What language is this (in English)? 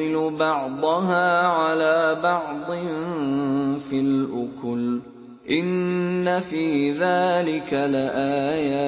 Arabic